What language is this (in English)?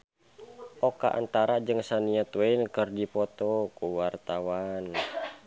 Sundanese